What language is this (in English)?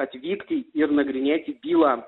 Lithuanian